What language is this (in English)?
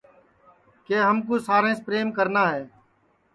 Sansi